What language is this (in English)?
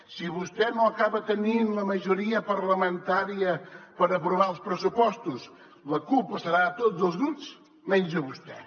Catalan